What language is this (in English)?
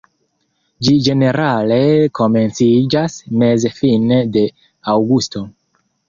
Esperanto